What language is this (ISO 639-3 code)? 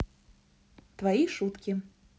rus